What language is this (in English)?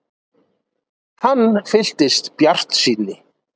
Icelandic